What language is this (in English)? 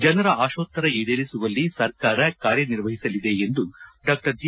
Kannada